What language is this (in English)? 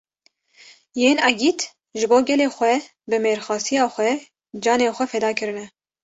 Kurdish